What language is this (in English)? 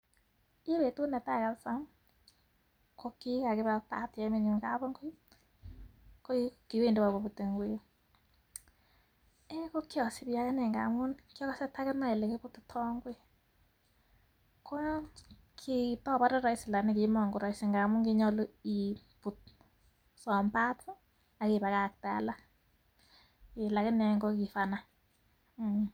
Kalenjin